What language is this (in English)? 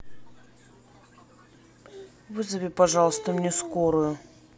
Russian